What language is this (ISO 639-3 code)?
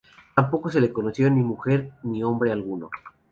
spa